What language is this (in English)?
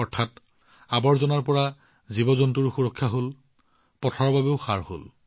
Assamese